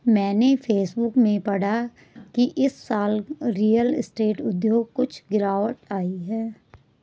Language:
Hindi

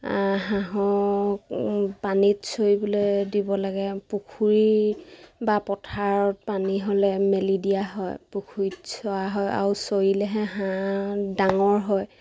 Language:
Assamese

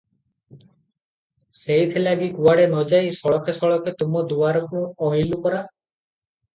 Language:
Odia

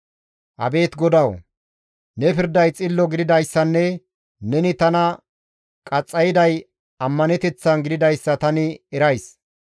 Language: Gamo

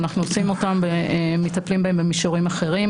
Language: Hebrew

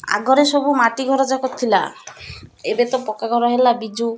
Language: Odia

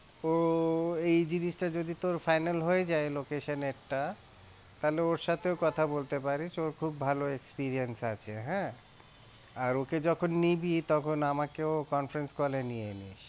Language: Bangla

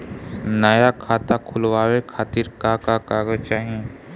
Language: Bhojpuri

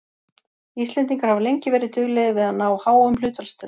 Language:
Icelandic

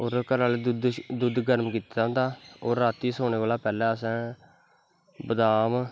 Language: Dogri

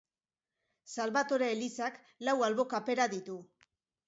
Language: Basque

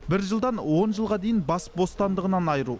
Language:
Kazakh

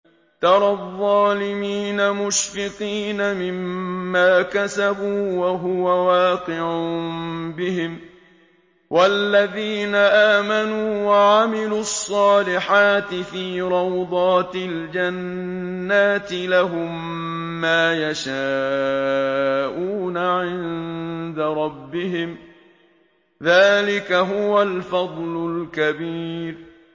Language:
Arabic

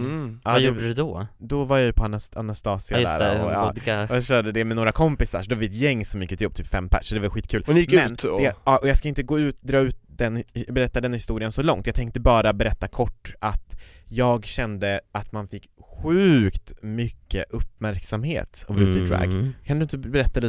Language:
Swedish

